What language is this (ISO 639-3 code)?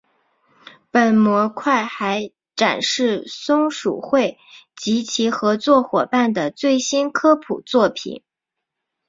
zho